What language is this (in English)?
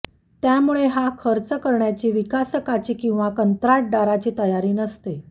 Marathi